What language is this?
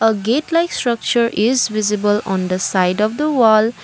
English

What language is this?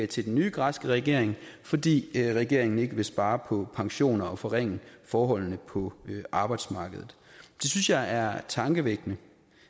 Danish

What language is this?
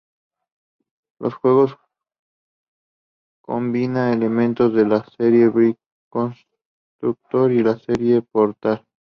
Spanish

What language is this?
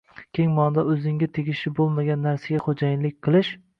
Uzbek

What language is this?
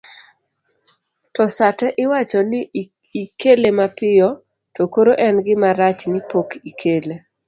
Luo (Kenya and Tanzania)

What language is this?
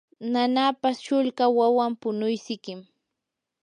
Yanahuanca Pasco Quechua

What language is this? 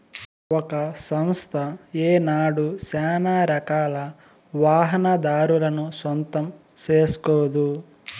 Telugu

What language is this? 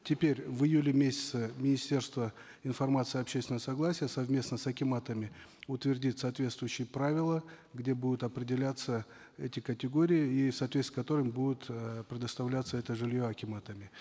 Kazakh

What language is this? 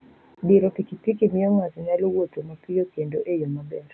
Luo (Kenya and Tanzania)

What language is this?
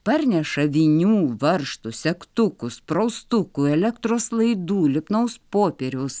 Lithuanian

